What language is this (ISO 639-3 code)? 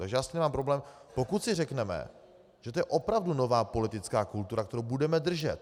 ces